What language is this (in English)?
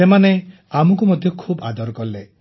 Odia